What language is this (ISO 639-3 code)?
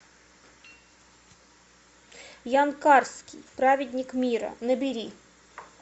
rus